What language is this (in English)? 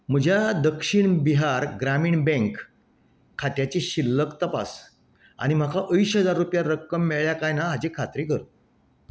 Konkani